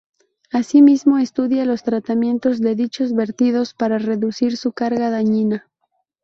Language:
Spanish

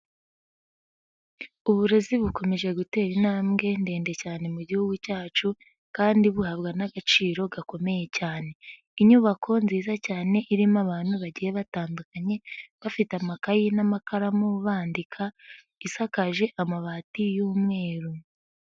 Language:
Kinyarwanda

